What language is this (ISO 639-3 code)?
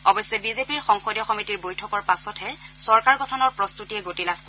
asm